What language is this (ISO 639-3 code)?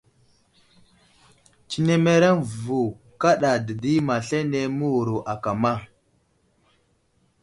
udl